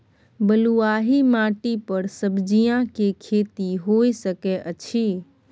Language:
Maithili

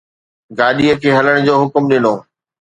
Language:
Sindhi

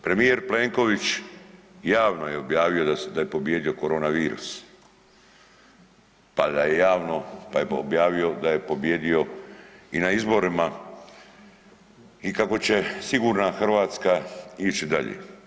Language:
Croatian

